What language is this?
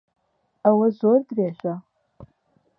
Central Kurdish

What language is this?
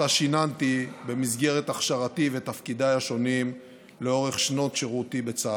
Hebrew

